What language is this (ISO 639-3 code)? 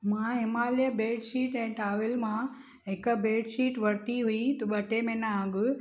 snd